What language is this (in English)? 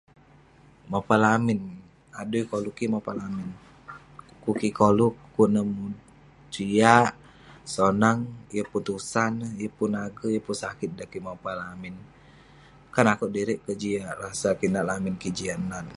Western Penan